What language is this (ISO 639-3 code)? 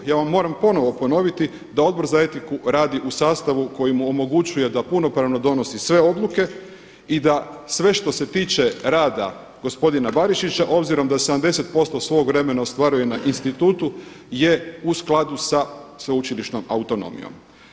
hrv